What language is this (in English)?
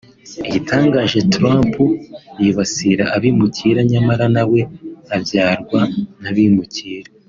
Kinyarwanda